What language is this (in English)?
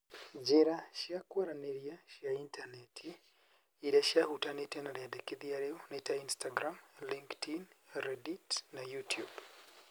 Kikuyu